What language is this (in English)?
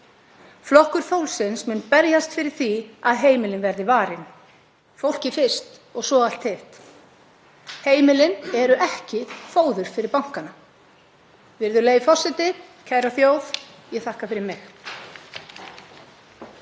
Icelandic